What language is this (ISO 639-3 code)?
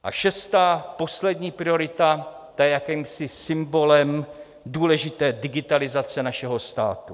ces